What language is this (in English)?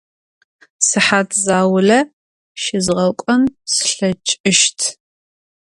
Adyghe